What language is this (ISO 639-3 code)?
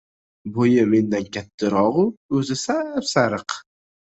uzb